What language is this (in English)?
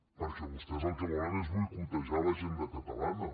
Catalan